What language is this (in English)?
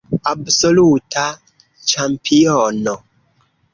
Esperanto